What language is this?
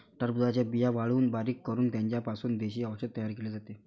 Marathi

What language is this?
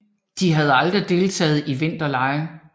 Danish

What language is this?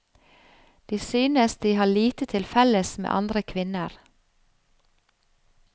Norwegian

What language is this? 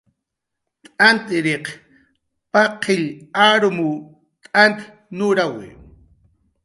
Jaqaru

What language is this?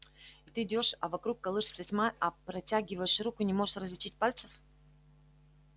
Russian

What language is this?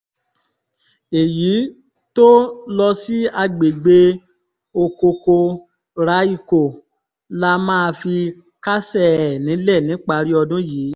Yoruba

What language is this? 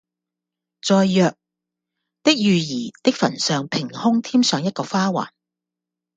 Cantonese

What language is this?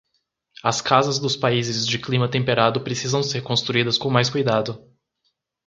Portuguese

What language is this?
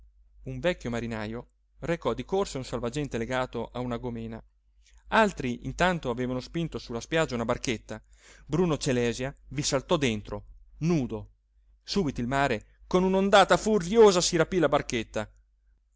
Italian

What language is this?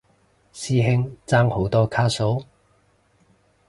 Cantonese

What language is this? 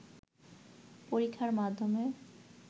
Bangla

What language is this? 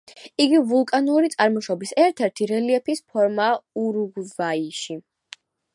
Georgian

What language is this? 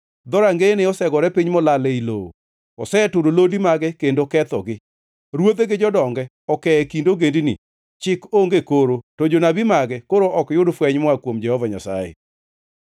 Luo (Kenya and Tanzania)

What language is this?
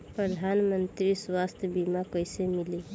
Bhojpuri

